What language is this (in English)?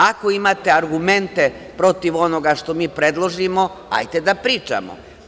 Serbian